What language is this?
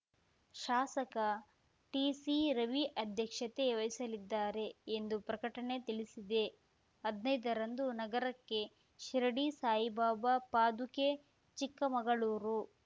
Kannada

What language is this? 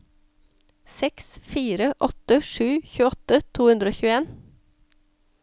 Norwegian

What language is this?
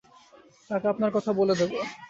Bangla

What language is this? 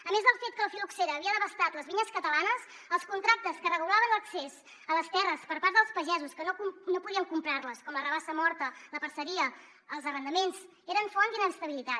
Catalan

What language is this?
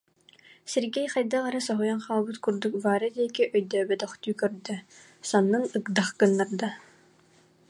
Yakut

